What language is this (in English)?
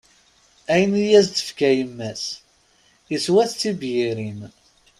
Kabyle